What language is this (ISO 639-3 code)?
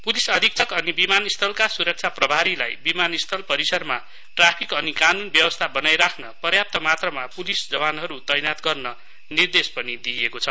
nep